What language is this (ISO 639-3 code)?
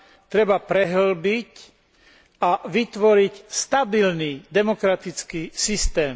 slk